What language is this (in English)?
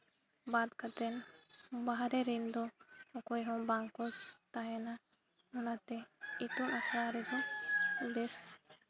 Santali